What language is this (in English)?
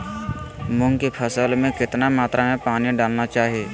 Magahi